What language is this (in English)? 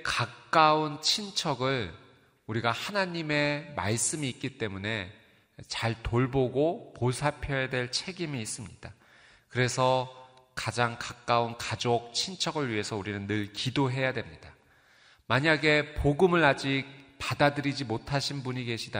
Korean